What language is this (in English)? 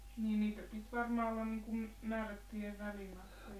Finnish